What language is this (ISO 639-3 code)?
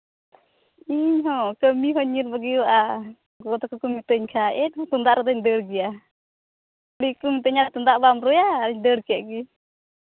sat